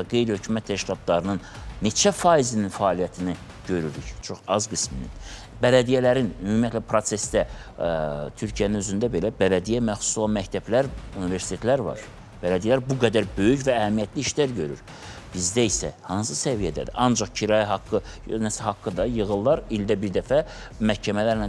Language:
Turkish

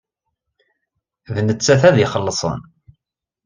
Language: Kabyle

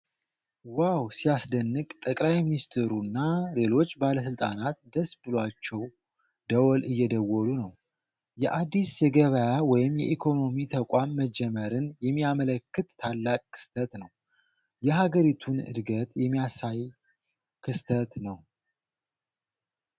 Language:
Amharic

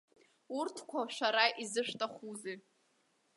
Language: Abkhazian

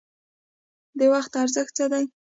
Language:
Pashto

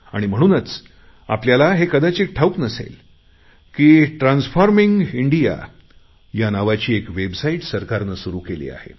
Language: Marathi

